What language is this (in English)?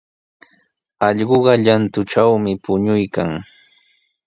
Sihuas Ancash Quechua